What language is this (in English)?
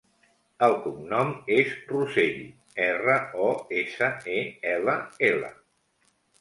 Catalan